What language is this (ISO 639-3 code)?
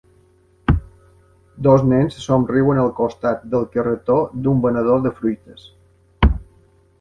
cat